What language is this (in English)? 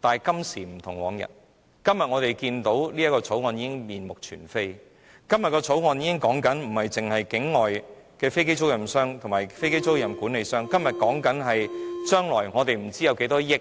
Cantonese